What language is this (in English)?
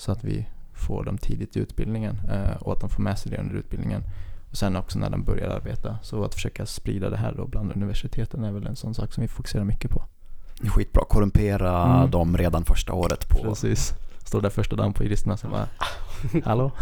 Swedish